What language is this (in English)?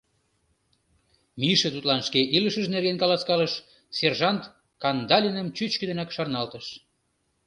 Mari